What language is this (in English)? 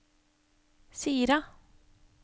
Norwegian